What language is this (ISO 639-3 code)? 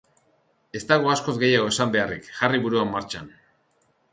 eus